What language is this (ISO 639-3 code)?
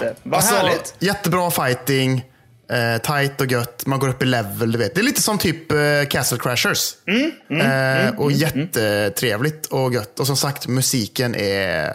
swe